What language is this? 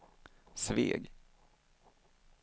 Swedish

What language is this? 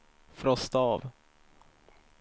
Swedish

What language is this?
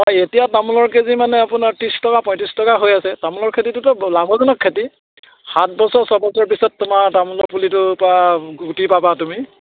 Assamese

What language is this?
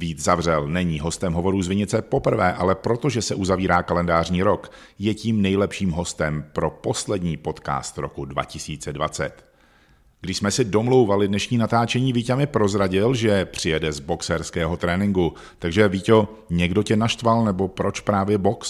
Czech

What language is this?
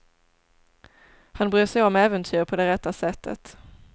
Swedish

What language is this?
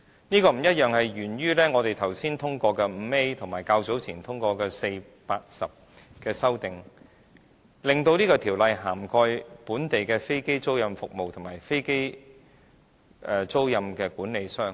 Cantonese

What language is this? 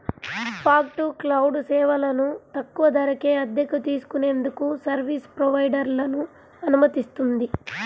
Telugu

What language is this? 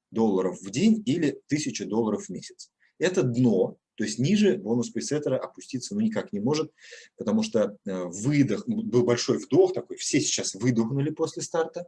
Russian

